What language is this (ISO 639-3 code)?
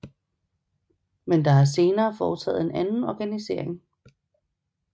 dan